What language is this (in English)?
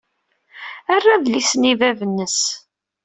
Kabyle